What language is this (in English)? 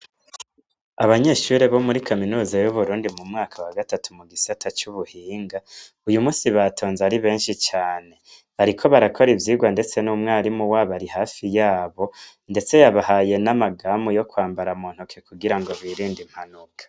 Rundi